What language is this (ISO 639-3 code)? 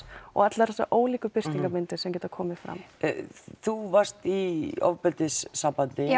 isl